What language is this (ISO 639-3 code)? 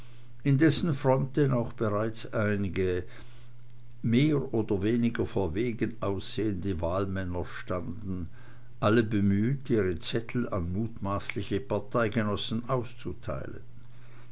deu